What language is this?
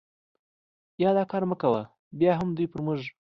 Pashto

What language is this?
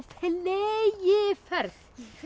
Icelandic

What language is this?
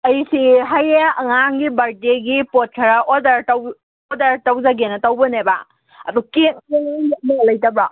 Manipuri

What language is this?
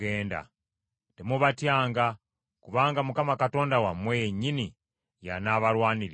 Ganda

